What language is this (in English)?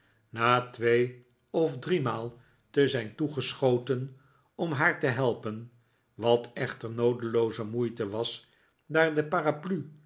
Dutch